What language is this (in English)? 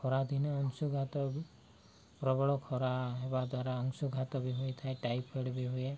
Odia